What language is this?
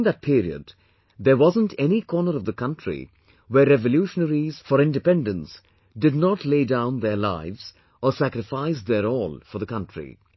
English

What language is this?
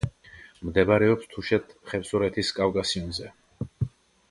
Georgian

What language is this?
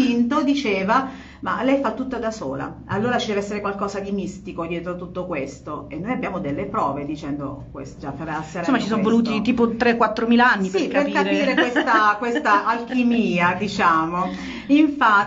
Italian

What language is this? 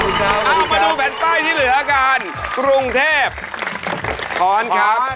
Thai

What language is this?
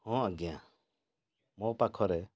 Odia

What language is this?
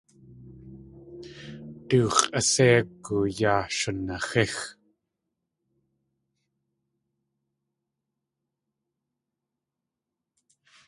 Tlingit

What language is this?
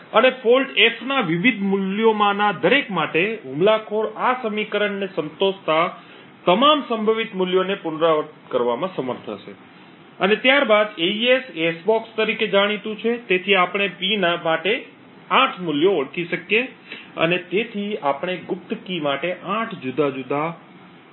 Gujarati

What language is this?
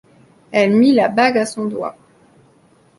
French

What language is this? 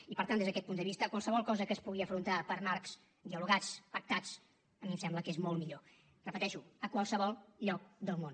Catalan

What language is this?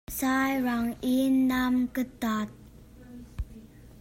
Hakha Chin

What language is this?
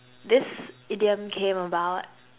English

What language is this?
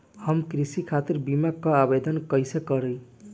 Bhojpuri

